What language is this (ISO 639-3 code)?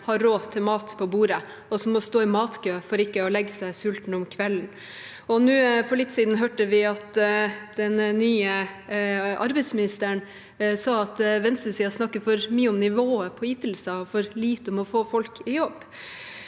nor